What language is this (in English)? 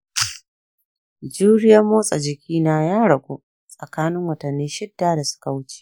Hausa